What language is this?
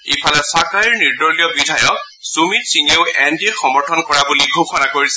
Assamese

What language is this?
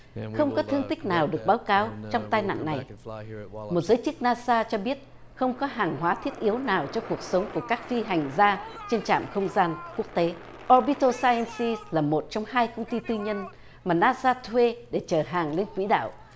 Vietnamese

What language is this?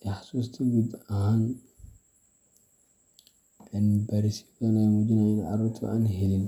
Somali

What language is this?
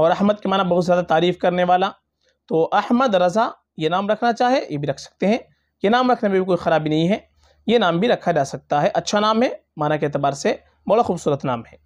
Telugu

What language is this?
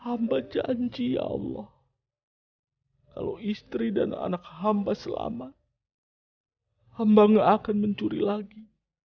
Indonesian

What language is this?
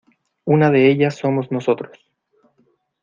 Spanish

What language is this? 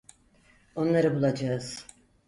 Turkish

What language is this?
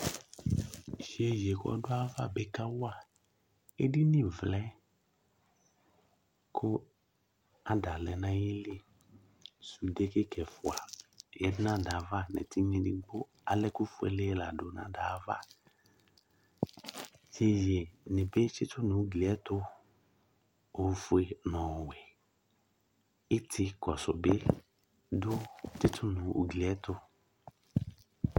Ikposo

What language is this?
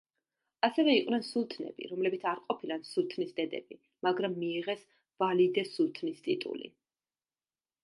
Georgian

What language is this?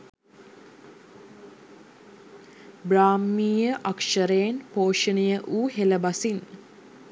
Sinhala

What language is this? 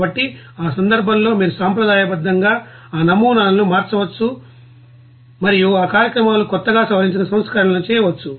Telugu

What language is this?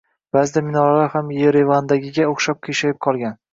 Uzbek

